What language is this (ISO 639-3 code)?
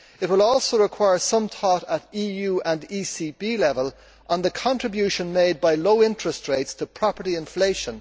eng